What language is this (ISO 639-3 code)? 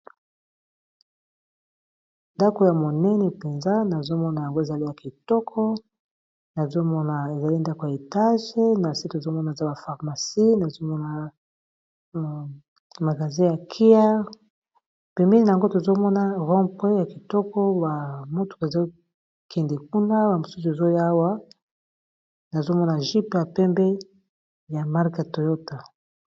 lin